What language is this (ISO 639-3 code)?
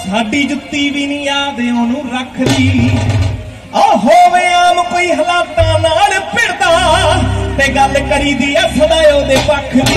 ara